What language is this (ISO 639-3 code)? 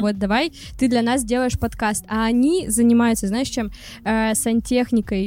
rus